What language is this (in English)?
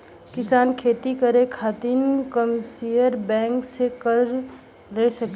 Bhojpuri